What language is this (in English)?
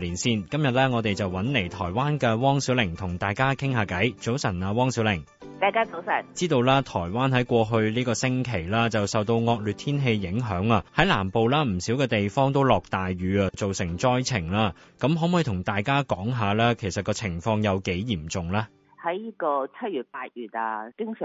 Chinese